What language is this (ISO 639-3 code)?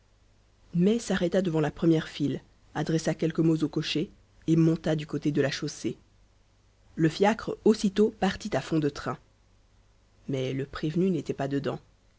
fra